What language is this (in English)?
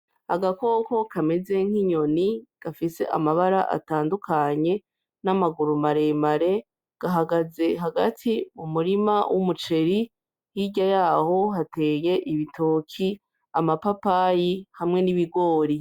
Rundi